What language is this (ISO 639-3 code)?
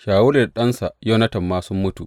hau